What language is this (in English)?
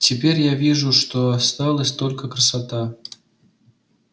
Russian